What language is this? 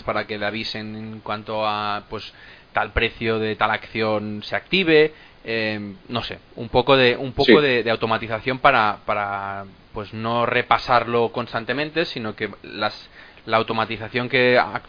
Spanish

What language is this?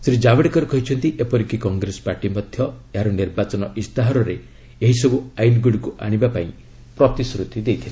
Odia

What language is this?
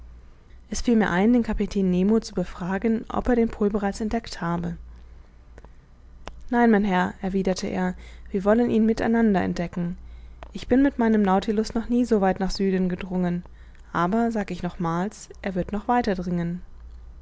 German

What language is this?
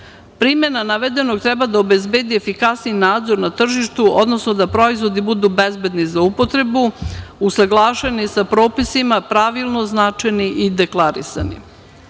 Serbian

